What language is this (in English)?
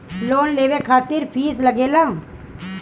Bhojpuri